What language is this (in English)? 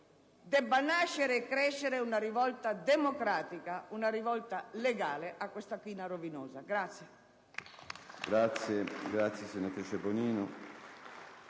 Italian